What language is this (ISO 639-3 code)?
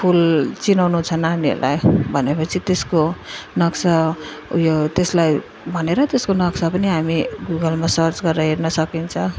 nep